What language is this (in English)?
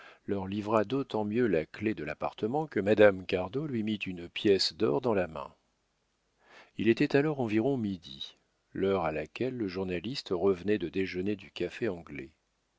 French